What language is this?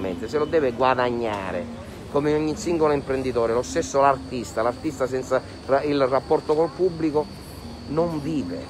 Italian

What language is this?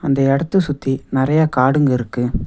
Tamil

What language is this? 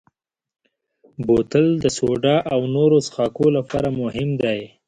Pashto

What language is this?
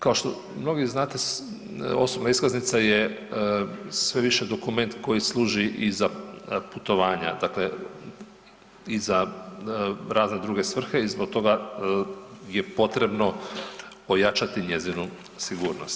Croatian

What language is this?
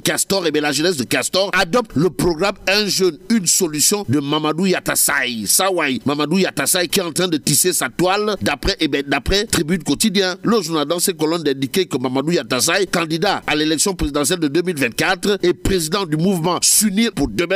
French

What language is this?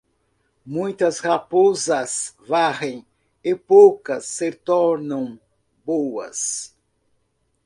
Portuguese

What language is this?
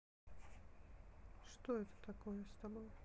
Russian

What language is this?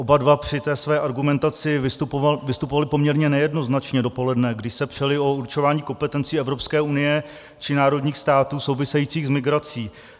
Czech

